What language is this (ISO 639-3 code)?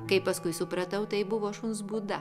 lit